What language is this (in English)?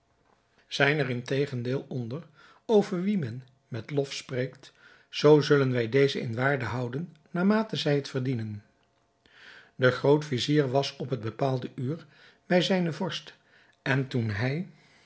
Dutch